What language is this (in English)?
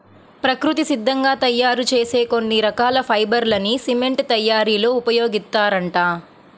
Telugu